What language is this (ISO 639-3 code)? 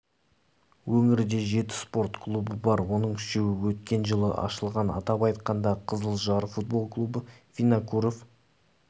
kaz